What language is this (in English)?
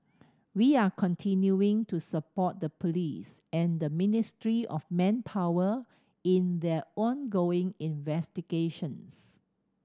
English